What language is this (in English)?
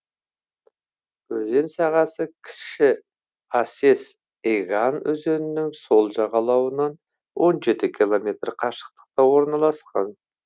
Kazakh